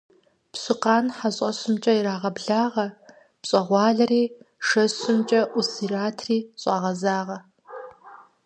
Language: Kabardian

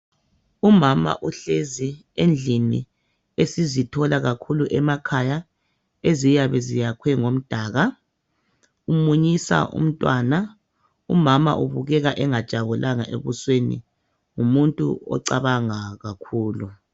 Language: North Ndebele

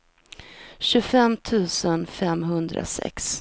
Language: Swedish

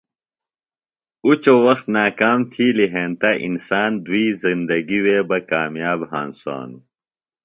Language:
Phalura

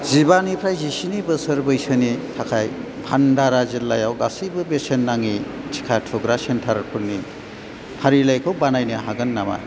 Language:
Bodo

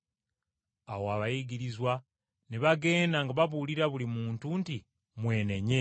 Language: Ganda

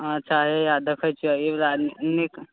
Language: Maithili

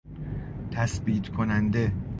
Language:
Persian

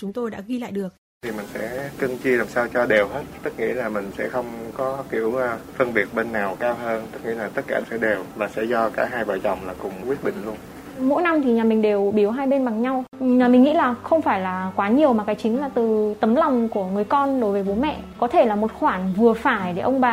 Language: Vietnamese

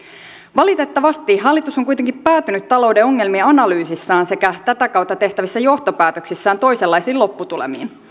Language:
Finnish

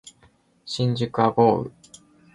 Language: Japanese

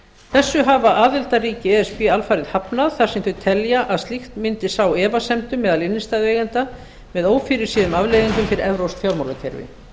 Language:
Icelandic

